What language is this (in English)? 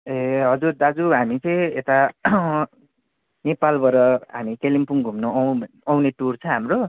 Nepali